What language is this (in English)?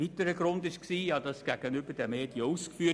Swiss German